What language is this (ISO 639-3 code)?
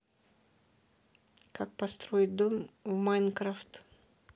rus